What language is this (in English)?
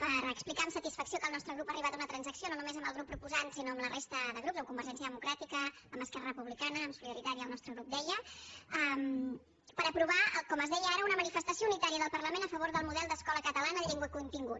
Catalan